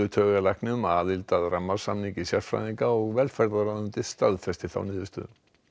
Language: Icelandic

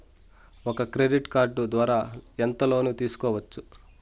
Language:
Telugu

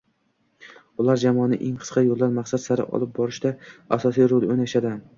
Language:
Uzbek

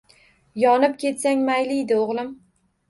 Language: Uzbek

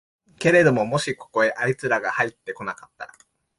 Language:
Japanese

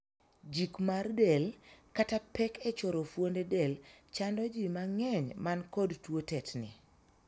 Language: Luo (Kenya and Tanzania)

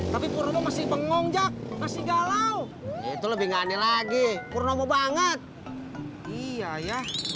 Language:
Indonesian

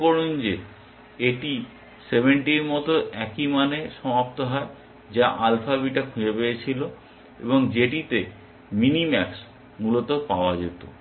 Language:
Bangla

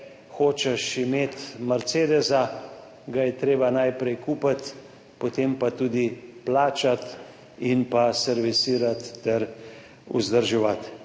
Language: Slovenian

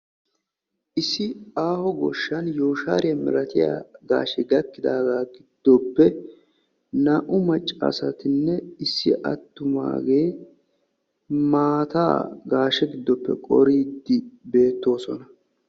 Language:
Wolaytta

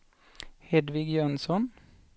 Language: Swedish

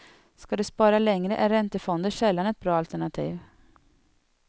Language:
Swedish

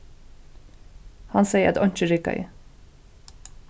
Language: Faroese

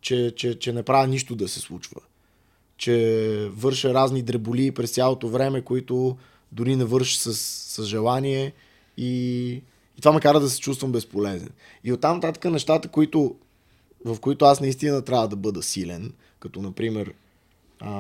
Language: Bulgarian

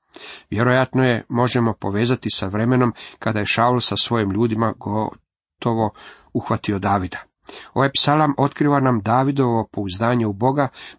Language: Croatian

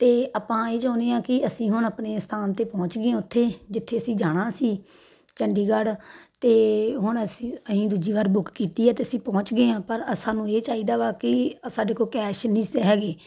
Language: Punjabi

